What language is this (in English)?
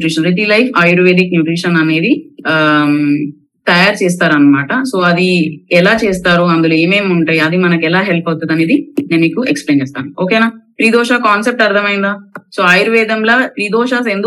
Telugu